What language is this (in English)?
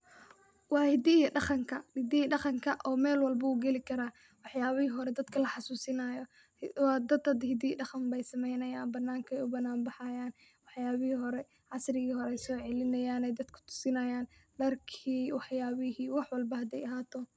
Somali